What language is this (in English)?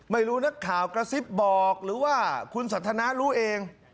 Thai